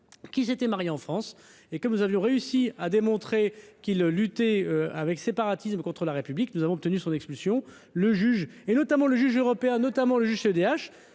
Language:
French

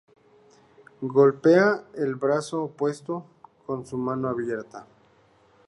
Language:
Spanish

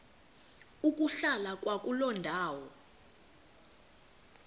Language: Xhosa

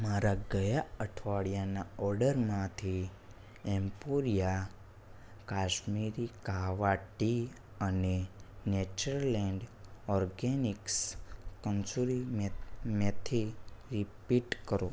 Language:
Gujarati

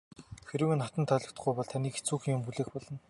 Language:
Mongolian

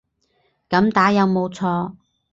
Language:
Cantonese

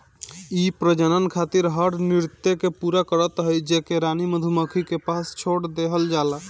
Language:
Bhojpuri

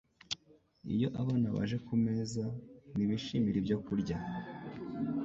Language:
Kinyarwanda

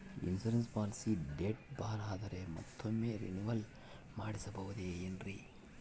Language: Kannada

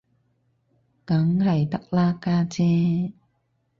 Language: Cantonese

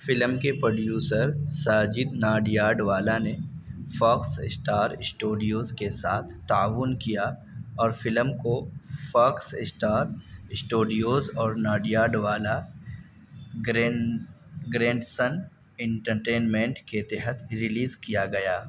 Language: Urdu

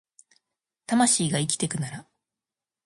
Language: Japanese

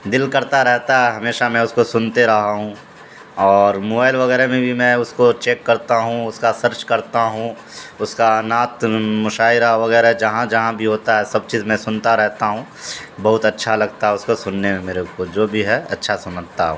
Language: Urdu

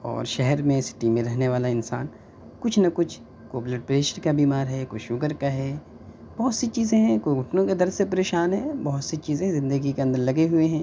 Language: Urdu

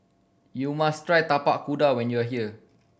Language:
English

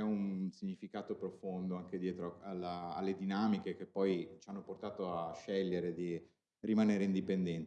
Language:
Italian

